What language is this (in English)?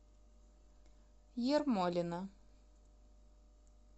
Russian